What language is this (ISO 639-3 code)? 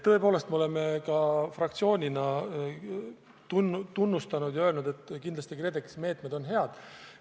est